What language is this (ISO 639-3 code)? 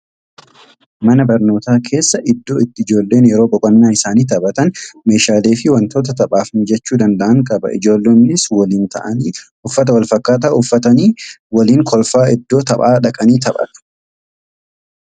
orm